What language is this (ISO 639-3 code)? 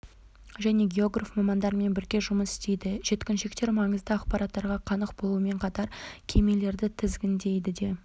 kaz